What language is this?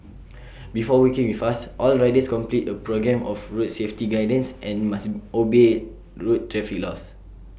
English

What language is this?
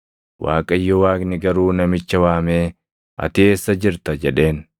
Oromo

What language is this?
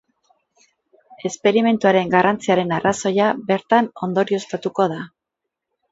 Basque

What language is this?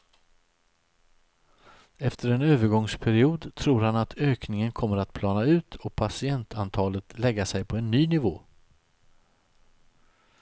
Swedish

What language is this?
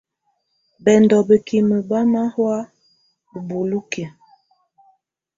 Tunen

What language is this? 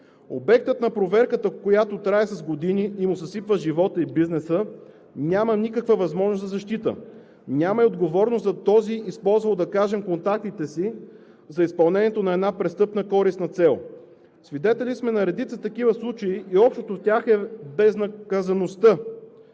Bulgarian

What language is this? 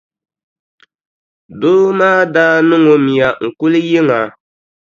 Dagbani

